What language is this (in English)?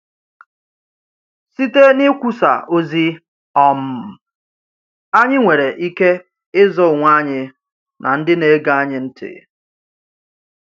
Igbo